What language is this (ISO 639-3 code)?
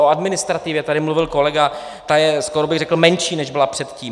ces